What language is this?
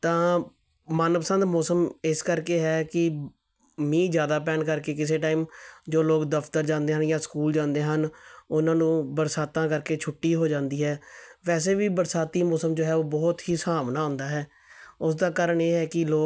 Punjabi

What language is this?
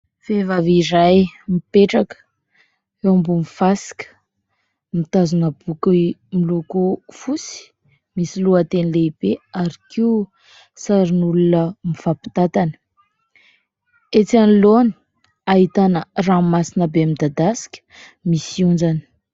Malagasy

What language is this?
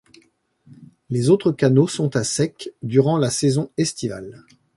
French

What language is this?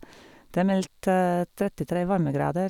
Norwegian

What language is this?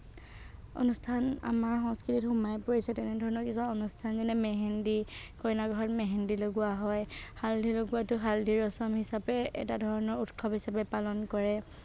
Assamese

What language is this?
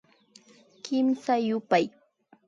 Imbabura Highland Quichua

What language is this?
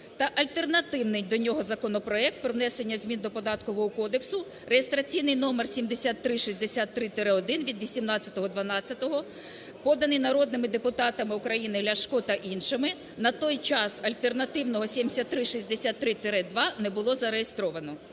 Ukrainian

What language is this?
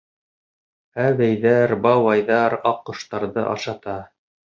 Bashkir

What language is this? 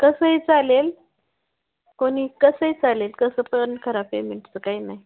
Marathi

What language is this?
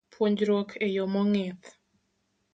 Luo (Kenya and Tanzania)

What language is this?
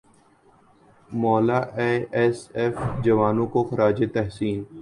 Urdu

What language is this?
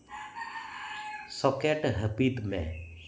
Santali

